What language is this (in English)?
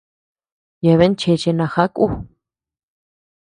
Tepeuxila Cuicatec